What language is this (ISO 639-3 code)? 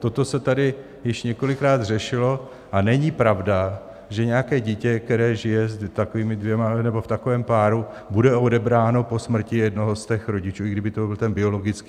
ces